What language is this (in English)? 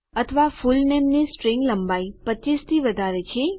Gujarati